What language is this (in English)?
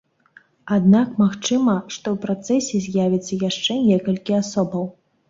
Belarusian